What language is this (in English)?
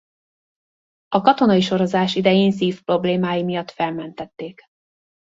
Hungarian